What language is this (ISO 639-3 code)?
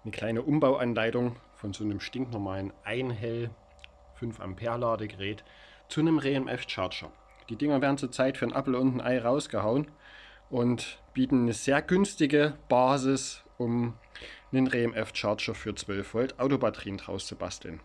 deu